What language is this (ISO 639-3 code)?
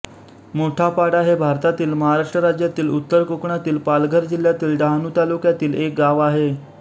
mar